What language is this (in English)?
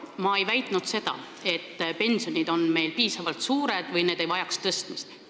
Estonian